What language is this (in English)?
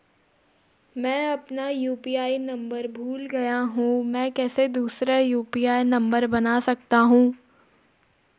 Hindi